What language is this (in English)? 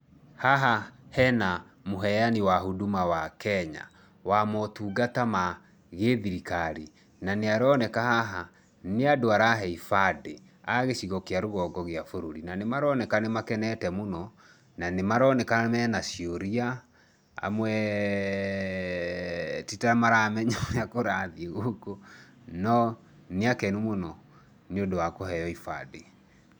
Kikuyu